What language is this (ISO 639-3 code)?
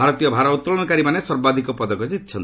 ori